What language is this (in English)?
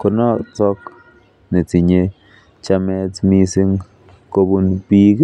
Kalenjin